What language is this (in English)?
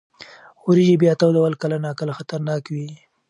Pashto